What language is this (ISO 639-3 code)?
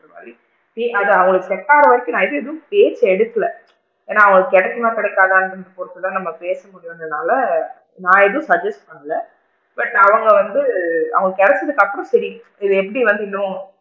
tam